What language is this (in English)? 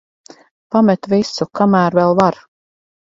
Latvian